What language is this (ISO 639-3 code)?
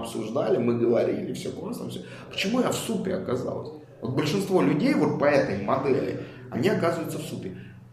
rus